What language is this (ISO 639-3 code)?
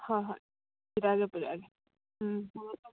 mni